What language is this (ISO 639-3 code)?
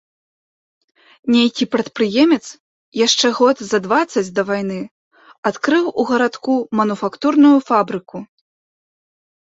bel